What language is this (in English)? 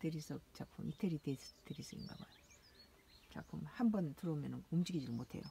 Korean